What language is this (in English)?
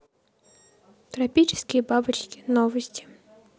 Russian